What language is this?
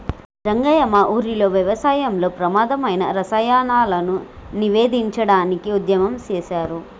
Telugu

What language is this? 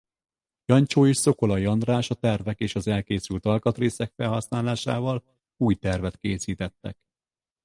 Hungarian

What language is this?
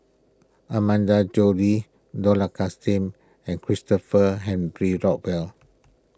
English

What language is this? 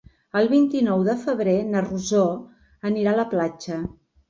Catalan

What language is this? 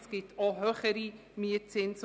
Swiss German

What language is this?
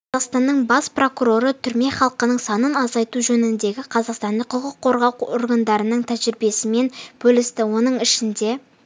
Kazakh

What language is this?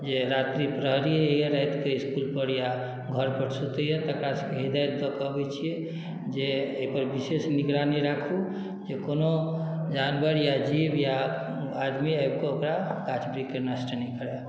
Maithili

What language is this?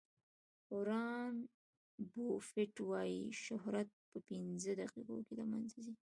Pashto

